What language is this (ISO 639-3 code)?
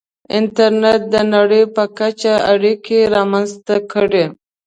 pus